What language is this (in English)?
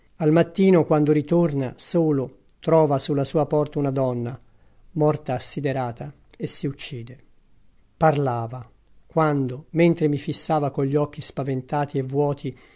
Italian